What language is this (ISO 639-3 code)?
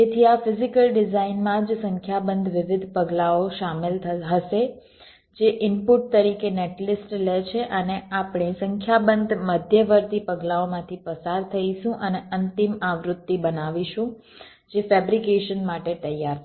guj